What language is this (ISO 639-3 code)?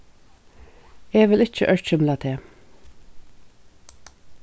fao